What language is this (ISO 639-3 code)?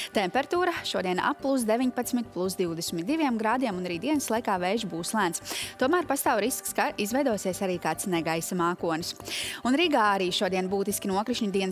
lav